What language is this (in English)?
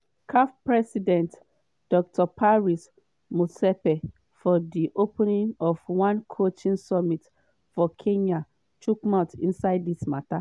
Nigerian Pidgin